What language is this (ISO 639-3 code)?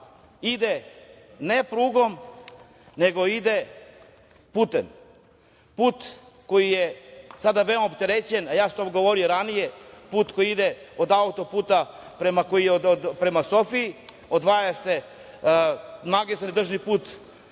srp